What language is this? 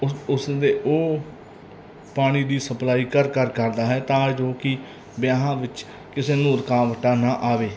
Punjabi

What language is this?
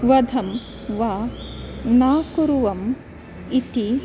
Sanskrit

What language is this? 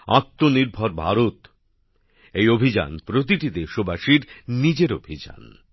Bangla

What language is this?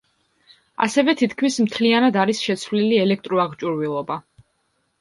Georgian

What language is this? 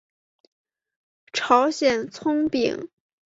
Chinese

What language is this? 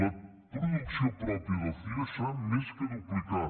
Catalan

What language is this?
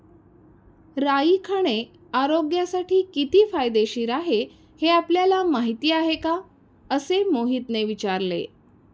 Marathi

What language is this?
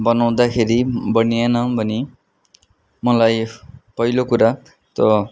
Nepali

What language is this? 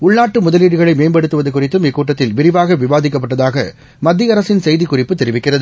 Tamil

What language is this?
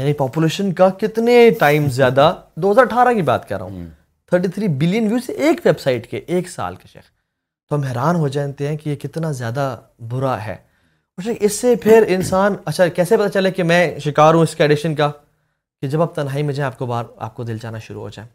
Urdu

